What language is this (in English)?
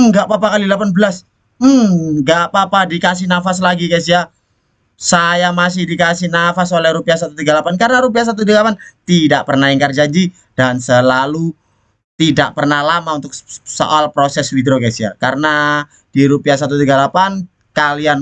Indonesian